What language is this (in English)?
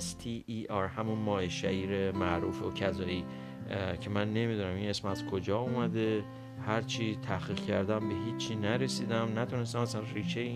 Persian